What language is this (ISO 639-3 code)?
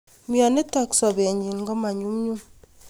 kln